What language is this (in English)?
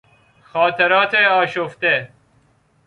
Persian